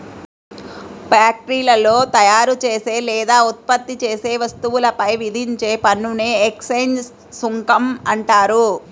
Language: Telugu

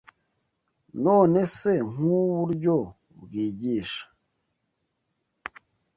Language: Kinyarwanda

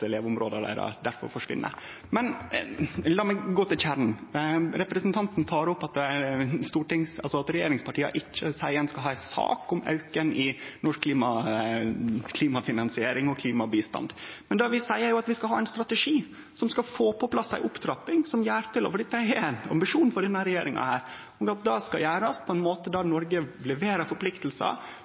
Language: Norwegian Nynorsk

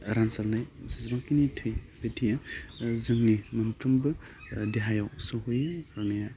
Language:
Bodo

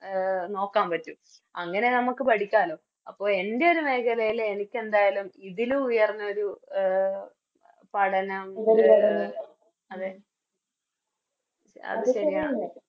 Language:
Malayalam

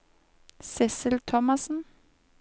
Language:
Norwegian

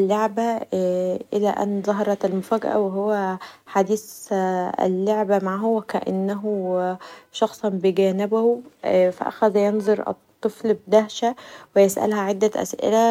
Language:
Egyptian Arabic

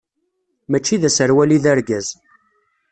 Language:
Kabyle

